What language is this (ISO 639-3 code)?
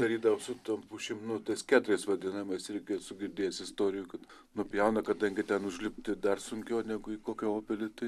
lit